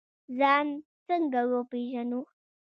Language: Pashto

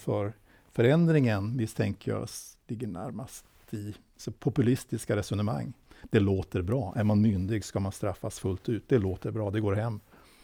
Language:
Swedish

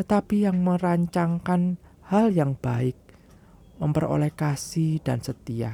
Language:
Indonesian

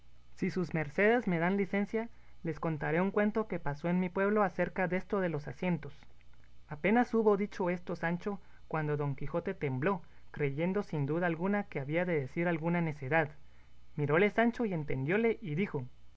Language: Spanish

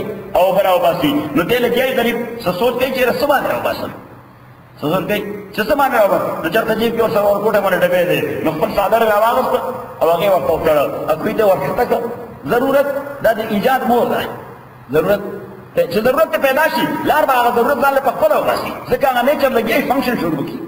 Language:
Arabic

